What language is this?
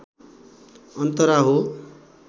Nepali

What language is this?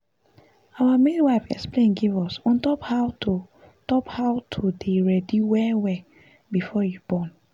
Nigerian Pidgin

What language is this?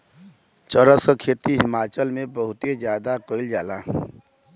Bhojpuri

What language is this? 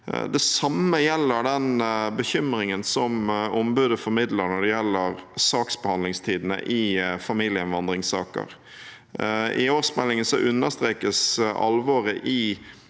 Norwegian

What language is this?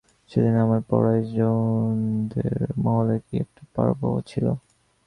Bangla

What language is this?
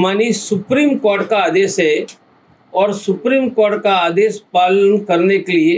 Hindi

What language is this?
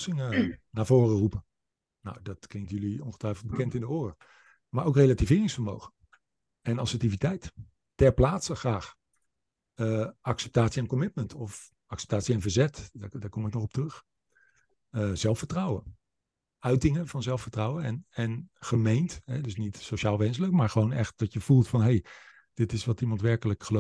Dutch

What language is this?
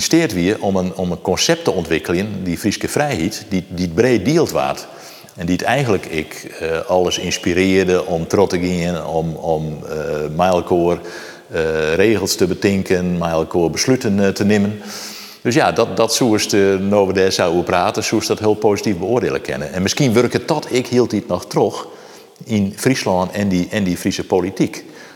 Dutch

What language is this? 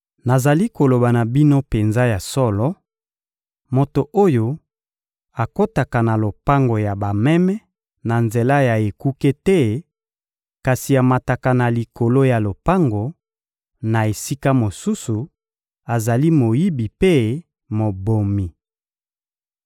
Lingala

